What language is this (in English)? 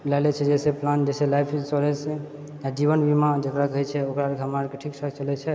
Maithili